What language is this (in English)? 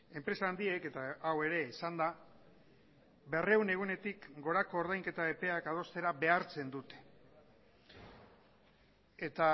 Basque